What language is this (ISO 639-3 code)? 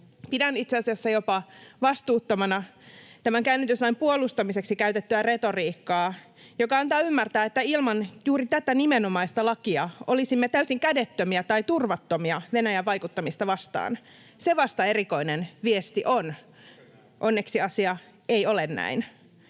fin